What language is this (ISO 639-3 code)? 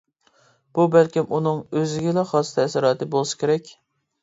uig